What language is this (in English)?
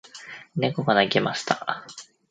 Japanese